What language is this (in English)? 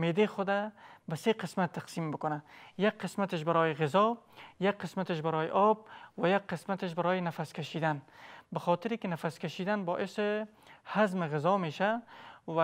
Persian